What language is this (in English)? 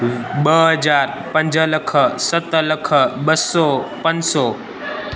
Sindhi